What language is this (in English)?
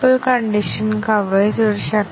Malayalam